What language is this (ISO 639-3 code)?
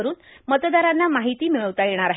mar